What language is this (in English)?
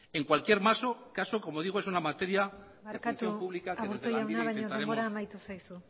Spanish